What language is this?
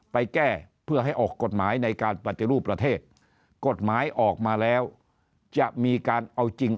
Thai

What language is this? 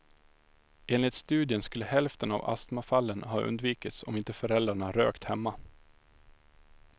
Swedish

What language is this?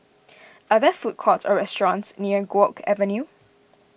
English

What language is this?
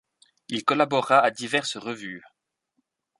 French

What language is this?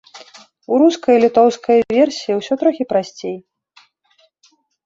Belarusian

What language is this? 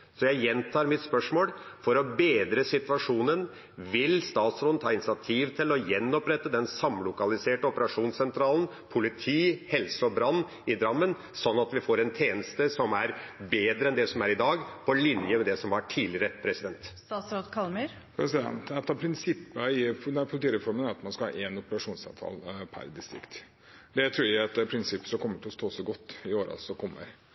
Norwegian Bokmål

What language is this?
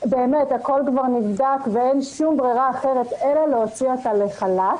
Hebrew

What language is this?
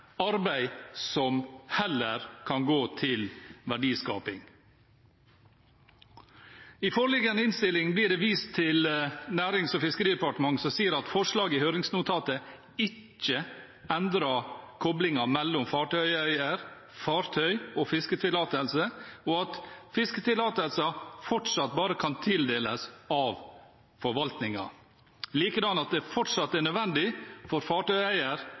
Norwegian Bokmål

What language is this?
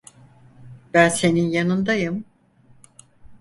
Turkish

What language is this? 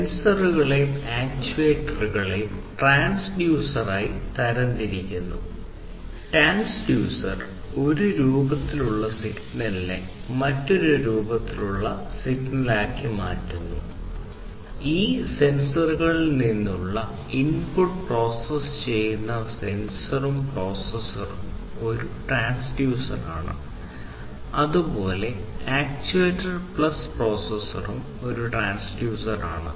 Malayalam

